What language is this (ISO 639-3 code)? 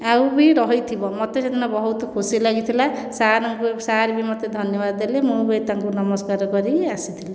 ori